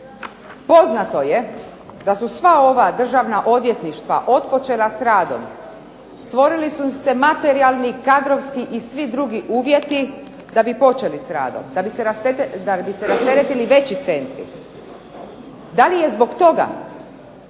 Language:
Croatian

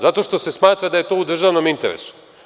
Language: Serbian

